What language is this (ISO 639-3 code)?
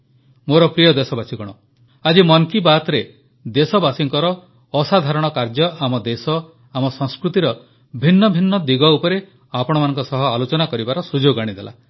ori